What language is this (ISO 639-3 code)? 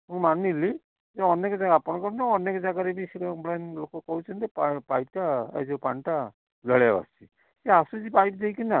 ori